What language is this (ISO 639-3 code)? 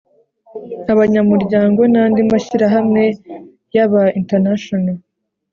kin